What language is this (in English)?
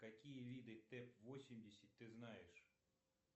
Russian